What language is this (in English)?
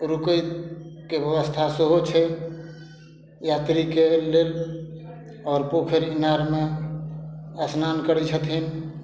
Maithili